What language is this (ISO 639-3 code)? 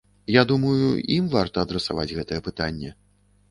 bel